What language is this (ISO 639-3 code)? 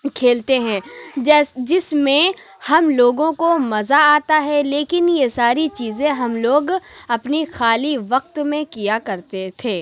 urd